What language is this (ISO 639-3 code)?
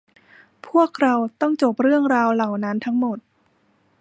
tha